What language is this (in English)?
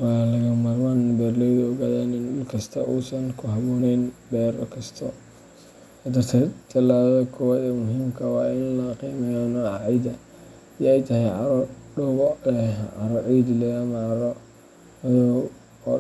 Somali